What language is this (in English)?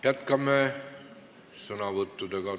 Estonian